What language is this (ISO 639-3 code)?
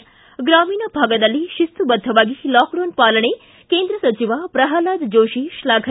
kan